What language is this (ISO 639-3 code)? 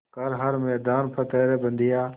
hin